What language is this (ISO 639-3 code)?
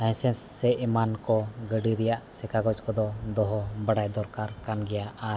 sat